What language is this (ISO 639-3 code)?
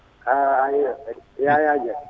ful